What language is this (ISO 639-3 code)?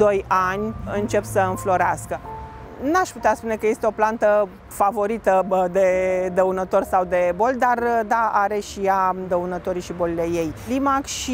ron